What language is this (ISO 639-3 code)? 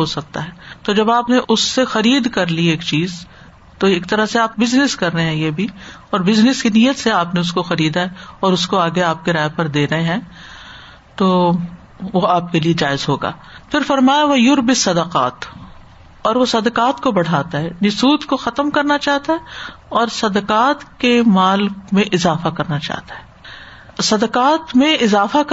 urd